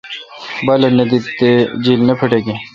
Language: Kalkoti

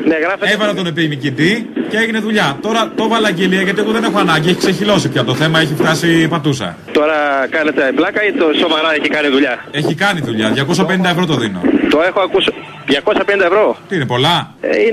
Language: Greek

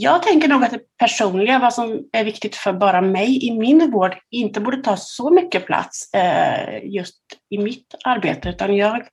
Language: Swedish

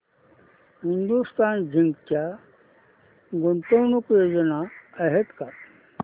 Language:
Marathi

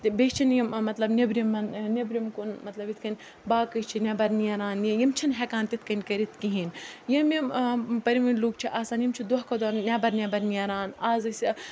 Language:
Kashmiri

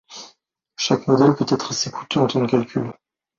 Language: French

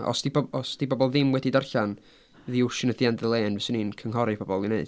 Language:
Welsh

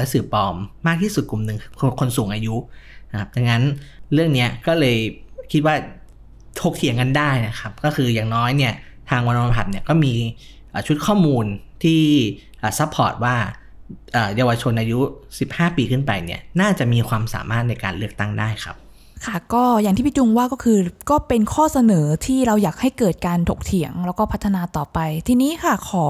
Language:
Thai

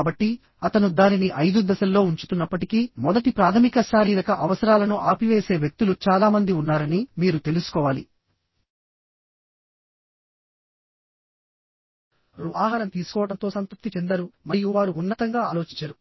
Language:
Telugu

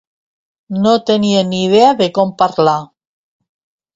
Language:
Catalan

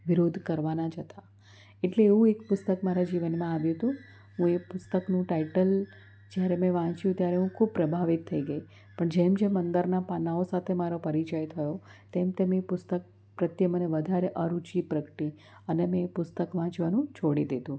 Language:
Gujarati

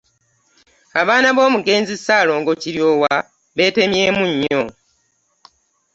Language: Ganda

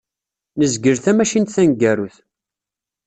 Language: Kabyle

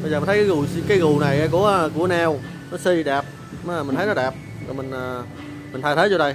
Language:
Vietnamese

